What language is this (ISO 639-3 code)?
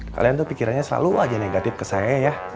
ind